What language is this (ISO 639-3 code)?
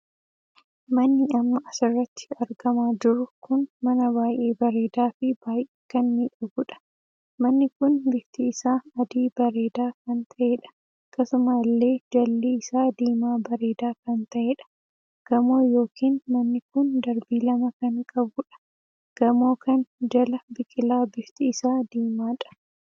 orm